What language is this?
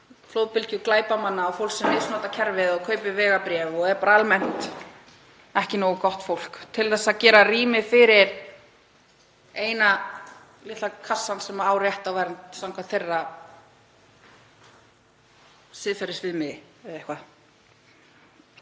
Icelandic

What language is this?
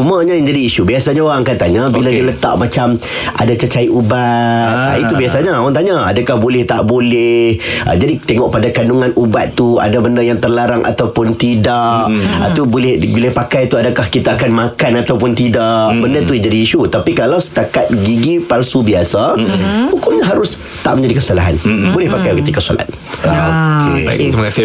Malay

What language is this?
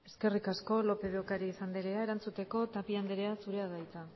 Basque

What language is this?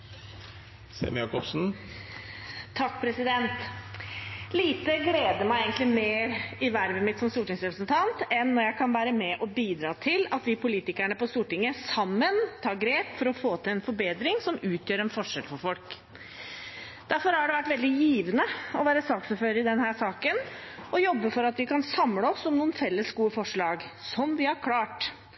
Norwegian Bokmål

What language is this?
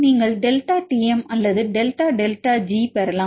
Tamil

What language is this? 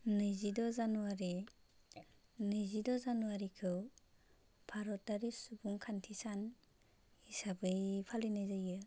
Bodo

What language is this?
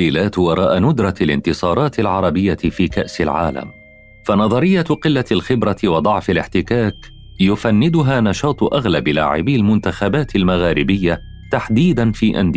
Arabic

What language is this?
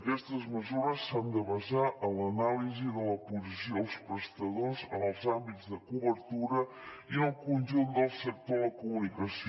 Catalan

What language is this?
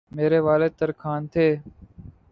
Urdu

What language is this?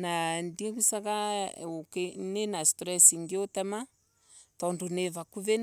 Embu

